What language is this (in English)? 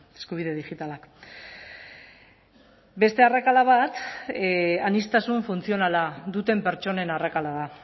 Basque